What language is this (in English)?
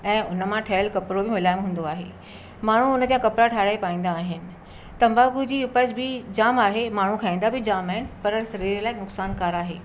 Sindhi